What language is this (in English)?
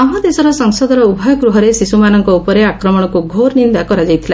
Odia